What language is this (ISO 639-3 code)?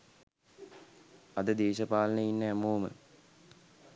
sin